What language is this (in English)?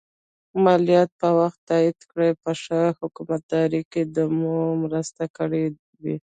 Pashto